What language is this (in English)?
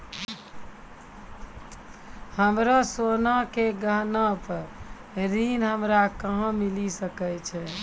Maithili